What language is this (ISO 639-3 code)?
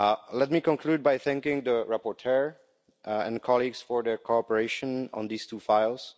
eng